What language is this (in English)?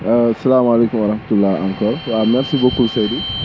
Wolof